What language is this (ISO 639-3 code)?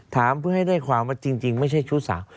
tha